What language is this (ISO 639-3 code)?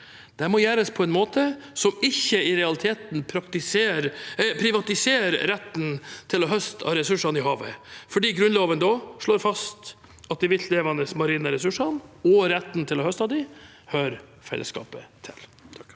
nor